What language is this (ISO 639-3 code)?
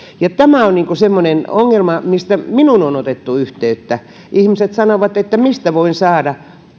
fin